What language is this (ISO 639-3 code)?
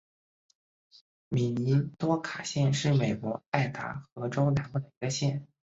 zho